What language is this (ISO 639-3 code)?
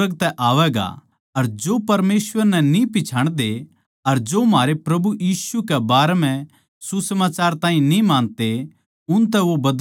bgc